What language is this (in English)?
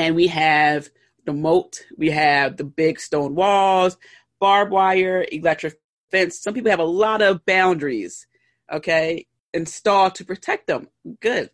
English